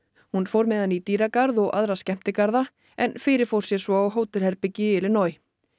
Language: Icelandic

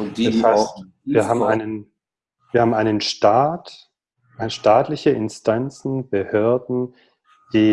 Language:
German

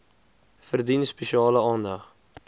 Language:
Afrikaans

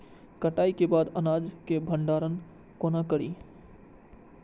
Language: Maithili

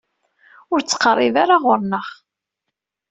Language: Kabyle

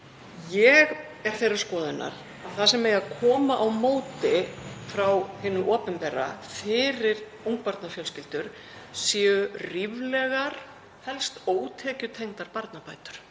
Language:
Icelandic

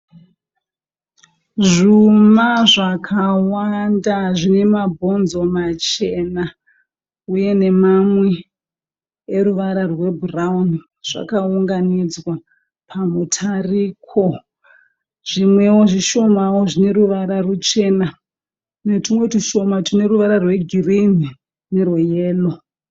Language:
Shona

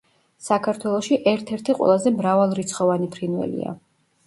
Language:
Georgian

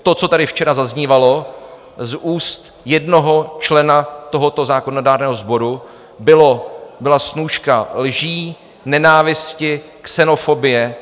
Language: Czech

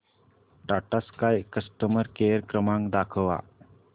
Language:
Marathi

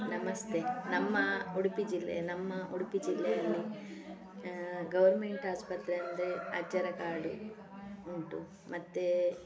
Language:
Kannada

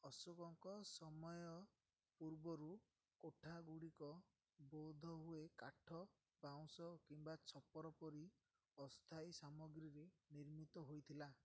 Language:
Odia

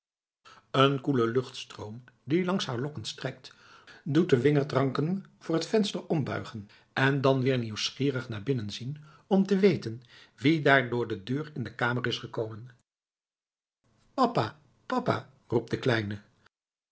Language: Dutch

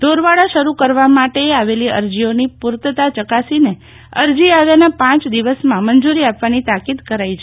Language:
Gujarati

